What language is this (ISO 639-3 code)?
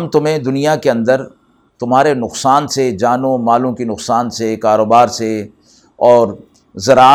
urd